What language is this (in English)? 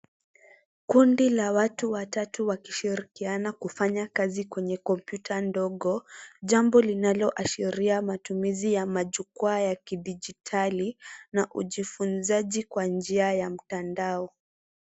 Swahili